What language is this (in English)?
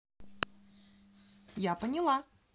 Russian